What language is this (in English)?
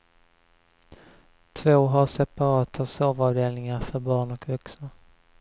Swedish